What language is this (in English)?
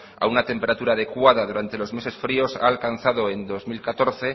Spanish